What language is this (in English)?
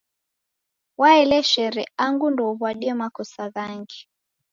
Taita